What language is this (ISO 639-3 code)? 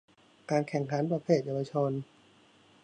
tha